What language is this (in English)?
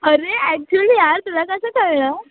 Marathi